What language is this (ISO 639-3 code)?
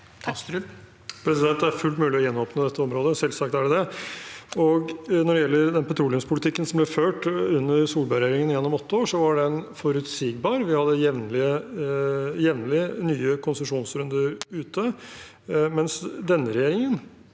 nor